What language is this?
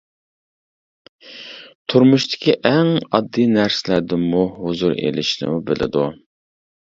Uyghur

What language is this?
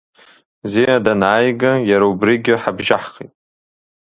Abkhazian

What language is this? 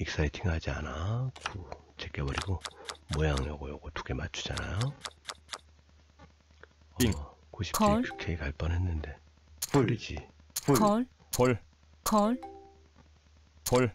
Korean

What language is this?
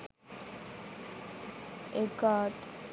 Sinhala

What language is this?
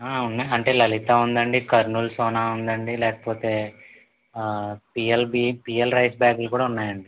Telugu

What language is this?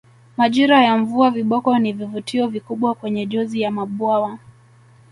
Swahili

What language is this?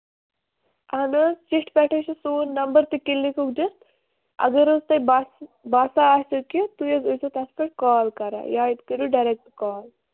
Kashmiri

